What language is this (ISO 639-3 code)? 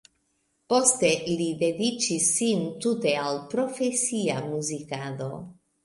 epo